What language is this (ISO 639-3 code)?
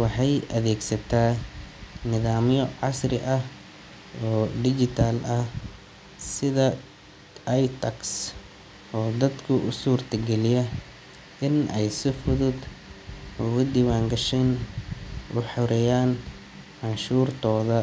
som